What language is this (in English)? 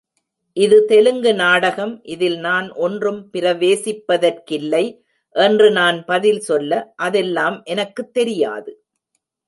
Tamil